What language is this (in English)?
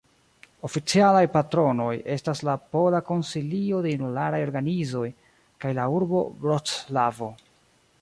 Esperanto